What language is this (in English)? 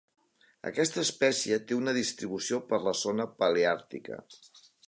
Catalan